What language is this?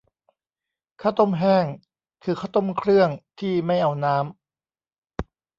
Thai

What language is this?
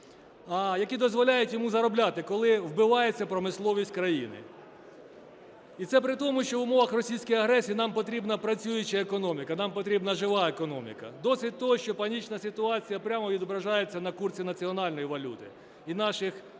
Ukrainian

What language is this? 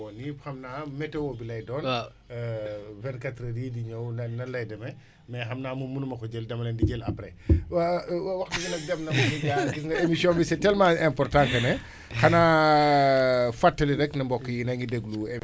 Wolof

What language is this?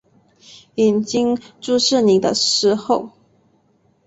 Chinese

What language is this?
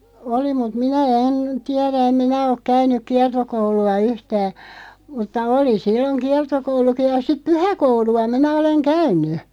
Finnish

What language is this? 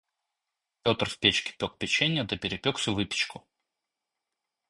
Russian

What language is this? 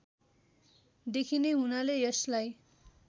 Nepali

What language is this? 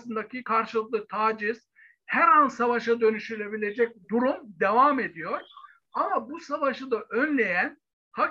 Turkish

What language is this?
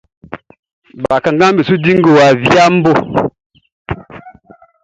Baoulé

